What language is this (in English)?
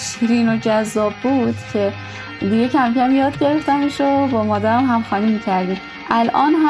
Persian